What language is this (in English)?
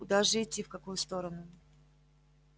Russian